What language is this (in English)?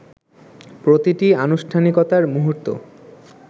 Bangla